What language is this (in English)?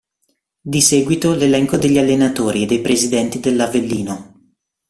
Italian